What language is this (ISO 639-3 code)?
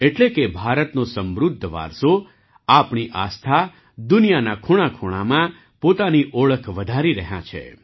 guj